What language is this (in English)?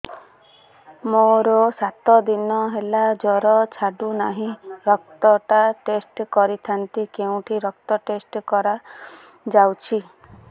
Odia